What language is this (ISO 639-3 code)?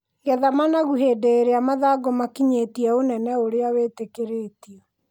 kik